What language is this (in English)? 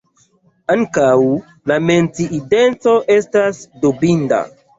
Esperanto